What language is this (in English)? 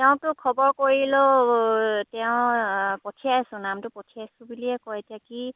Assamese